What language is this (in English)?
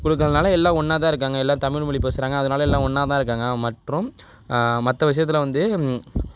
Tamil